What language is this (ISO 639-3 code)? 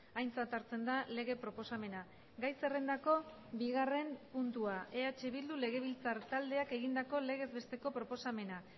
eus